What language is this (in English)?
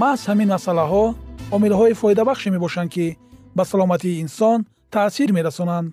Persian